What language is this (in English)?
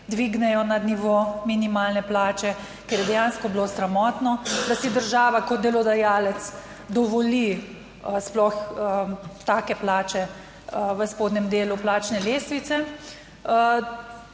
Slovenian